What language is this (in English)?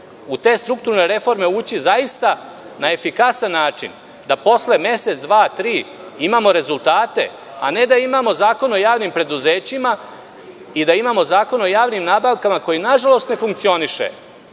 Serbian